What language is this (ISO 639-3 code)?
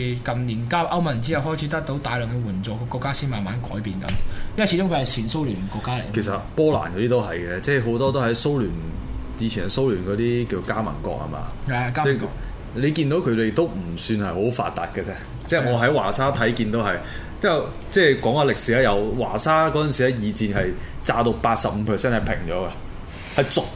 zho